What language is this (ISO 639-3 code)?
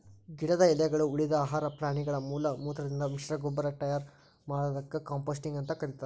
kan